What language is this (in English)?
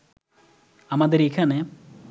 Bangla